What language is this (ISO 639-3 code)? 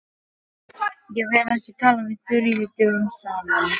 isl